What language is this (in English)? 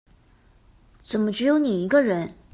Chinese